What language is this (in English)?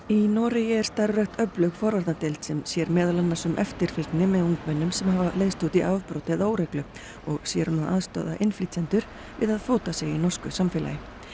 Icelandic